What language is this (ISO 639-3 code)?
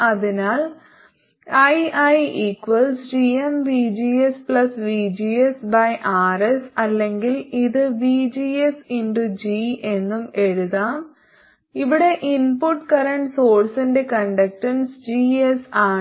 mal